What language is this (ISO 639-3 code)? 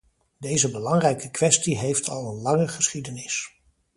nld